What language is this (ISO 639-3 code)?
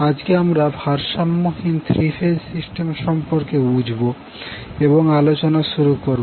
ben